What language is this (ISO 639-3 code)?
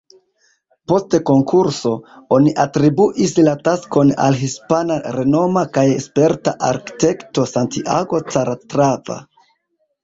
epo